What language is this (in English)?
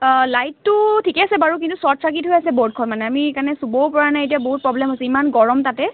Assamese